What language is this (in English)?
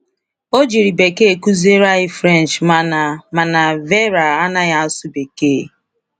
Igbo